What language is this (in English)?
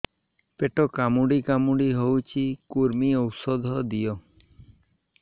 Odia